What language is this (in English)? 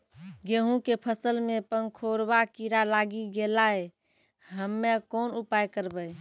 Maithili